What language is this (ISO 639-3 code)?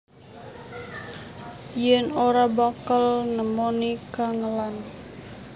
jav